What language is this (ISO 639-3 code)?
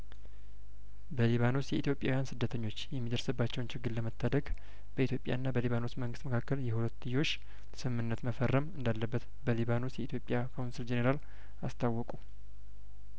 amh